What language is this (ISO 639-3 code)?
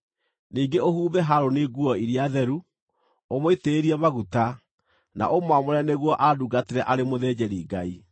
kik